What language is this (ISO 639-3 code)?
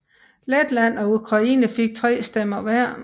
dan